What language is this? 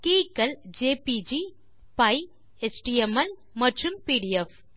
Tamil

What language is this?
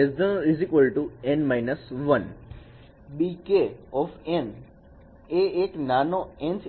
Gujarati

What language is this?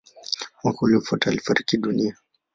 Swahili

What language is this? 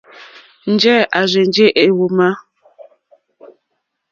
Mokpwe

